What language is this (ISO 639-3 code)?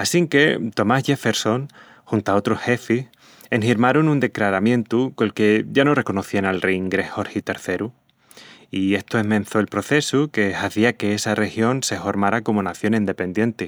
ext